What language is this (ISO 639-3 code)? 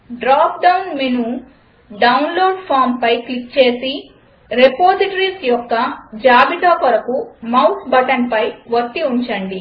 tel